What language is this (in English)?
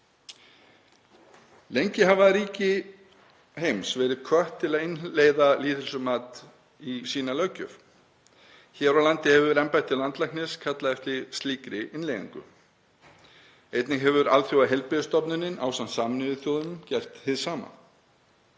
Icelandic